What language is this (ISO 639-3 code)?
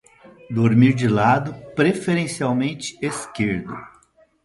por